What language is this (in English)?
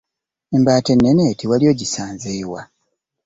Ganda